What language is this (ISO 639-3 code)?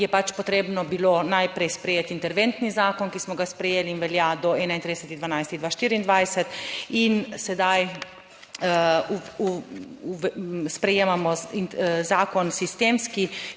slv